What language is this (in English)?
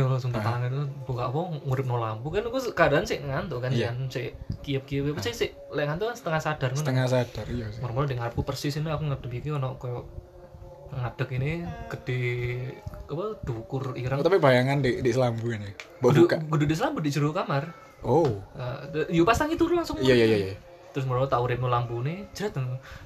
Indonesian